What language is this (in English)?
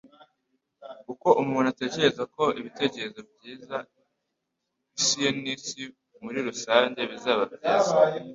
Kinyarwanda